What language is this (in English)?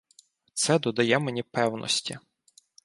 Ukrainian